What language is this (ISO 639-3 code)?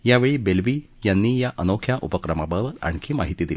mar